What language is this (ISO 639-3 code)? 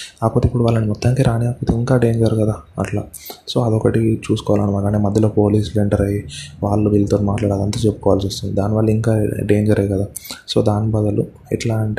tel